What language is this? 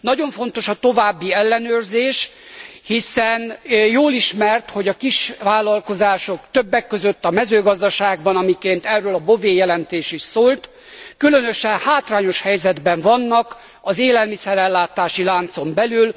Hungarian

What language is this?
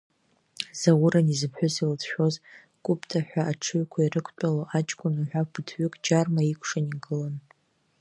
Abkhazian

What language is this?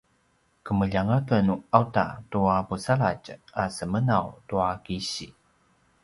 Paiwan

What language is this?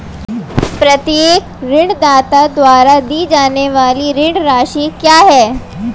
Hindi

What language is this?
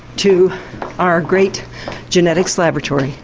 English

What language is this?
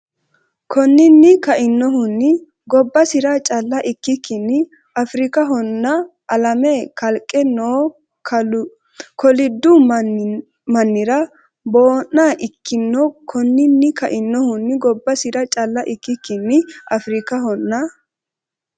Sidamo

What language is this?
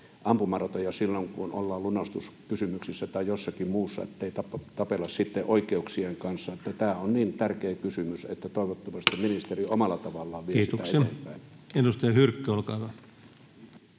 Finnish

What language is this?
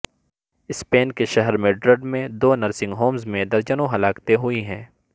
Urdu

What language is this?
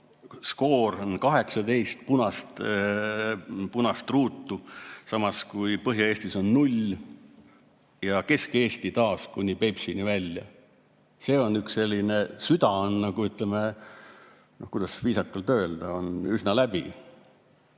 Estonian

